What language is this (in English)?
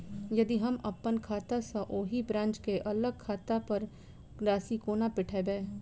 Maithili